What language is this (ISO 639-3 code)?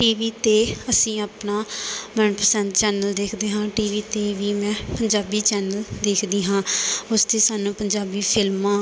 pan